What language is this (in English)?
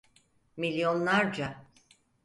Turkish